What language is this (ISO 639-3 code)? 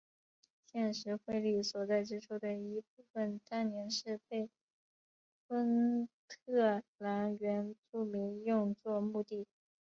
zho